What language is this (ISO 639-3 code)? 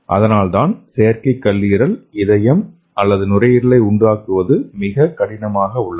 tam